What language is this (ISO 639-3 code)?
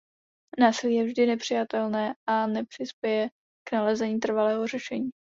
ces